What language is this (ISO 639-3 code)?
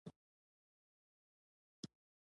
pus